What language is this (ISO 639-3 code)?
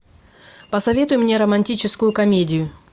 rus